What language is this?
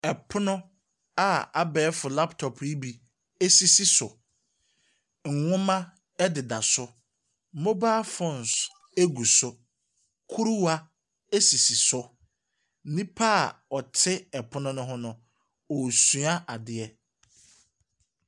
Akan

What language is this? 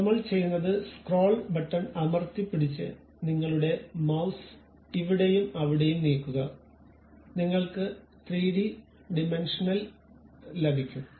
Malayalam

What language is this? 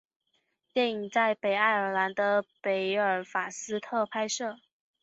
Chinese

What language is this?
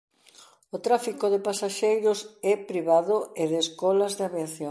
Galician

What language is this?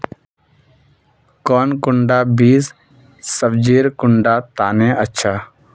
Magahi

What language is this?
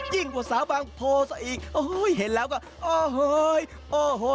Thai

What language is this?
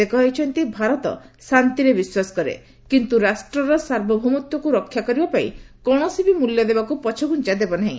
Odia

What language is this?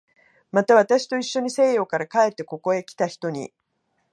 Japanese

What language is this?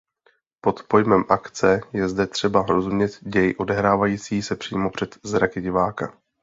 Czech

